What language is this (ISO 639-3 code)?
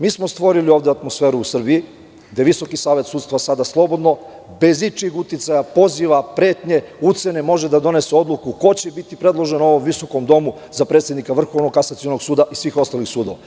srp